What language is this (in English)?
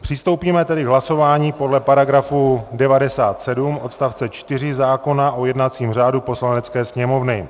Czech